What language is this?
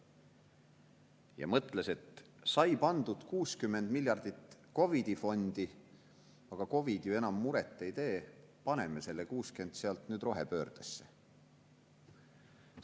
Estonian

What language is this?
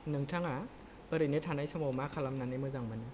Bodo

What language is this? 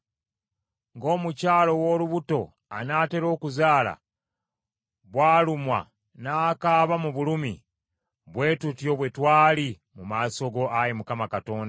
Ganda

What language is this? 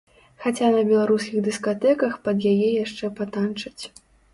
Belarusian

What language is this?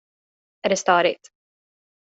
Swedish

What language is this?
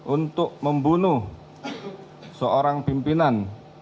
Indonesian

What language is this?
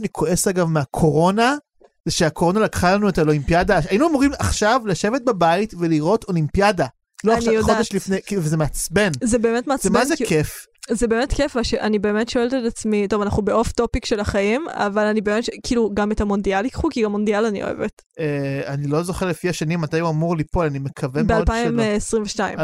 Hebrew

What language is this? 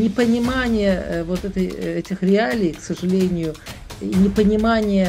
Russian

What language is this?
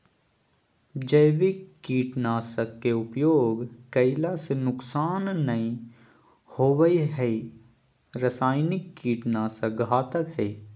Magahi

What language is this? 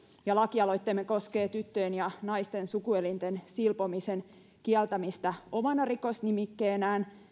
Finnish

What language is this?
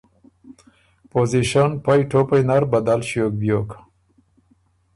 Ormuri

